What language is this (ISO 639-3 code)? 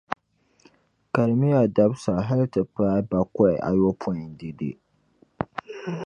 dag